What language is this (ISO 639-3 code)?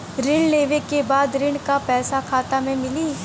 bho